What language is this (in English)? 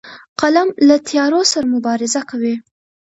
Pashto